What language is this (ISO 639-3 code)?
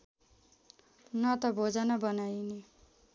nep